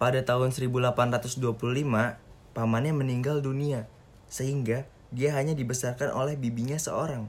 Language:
Indonesian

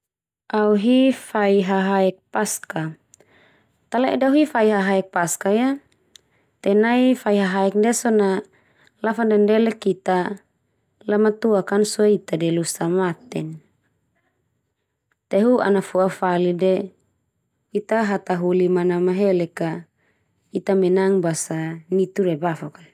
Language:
Termanu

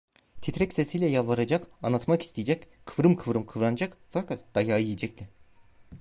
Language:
Turkish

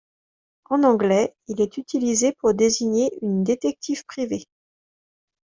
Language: French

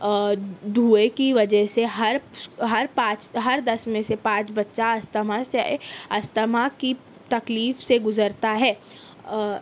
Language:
Urdu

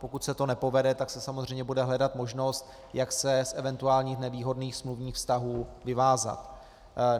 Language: Czech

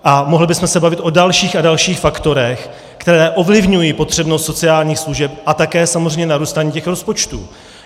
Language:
Czech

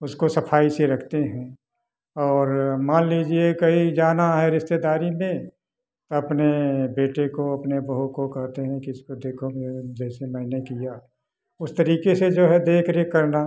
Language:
Hindi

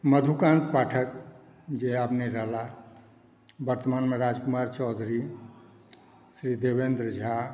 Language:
Maithili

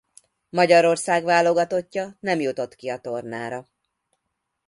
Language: Hungarian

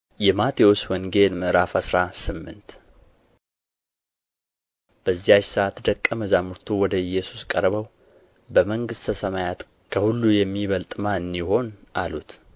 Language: Amharic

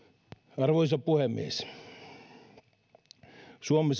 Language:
Finnish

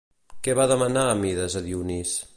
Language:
Catalan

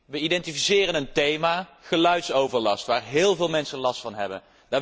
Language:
Dutch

